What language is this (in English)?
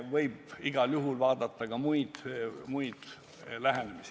Estonian